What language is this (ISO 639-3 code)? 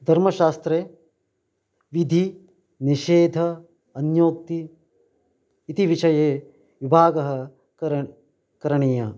san